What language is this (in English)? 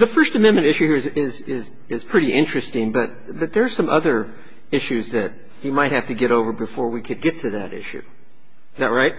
English